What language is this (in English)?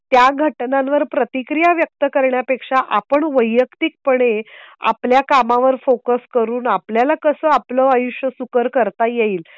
Marathi